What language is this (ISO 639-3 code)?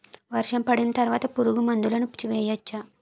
tel